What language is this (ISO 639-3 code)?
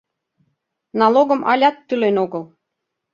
chm